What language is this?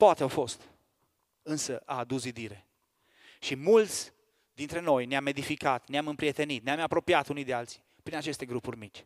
Romanian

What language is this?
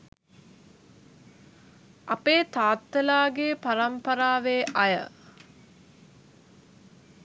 Sinhala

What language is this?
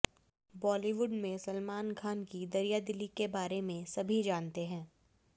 Hindi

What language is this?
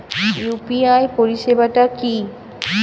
Bangla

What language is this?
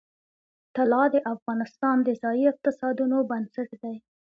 Pashto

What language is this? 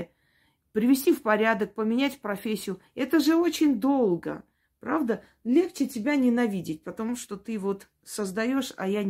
Russian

